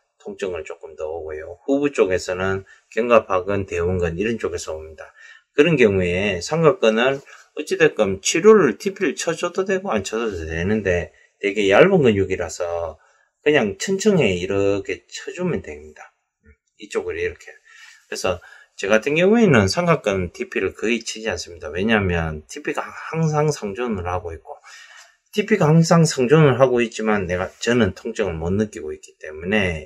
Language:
Korean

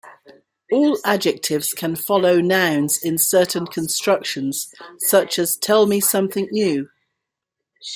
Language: English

